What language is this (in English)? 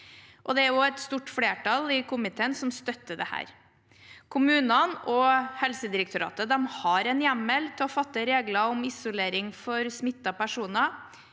Norwegian